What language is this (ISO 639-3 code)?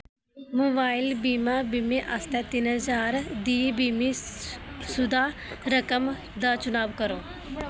doi